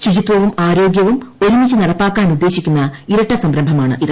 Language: Malayalam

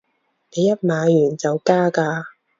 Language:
Cantonese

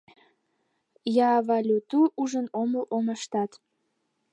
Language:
Mari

